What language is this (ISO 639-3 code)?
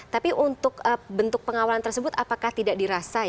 ind